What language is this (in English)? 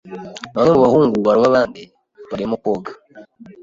Kinyarwanda